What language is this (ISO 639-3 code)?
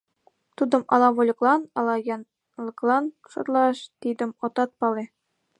chm